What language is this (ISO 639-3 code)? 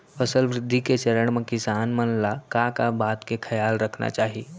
hne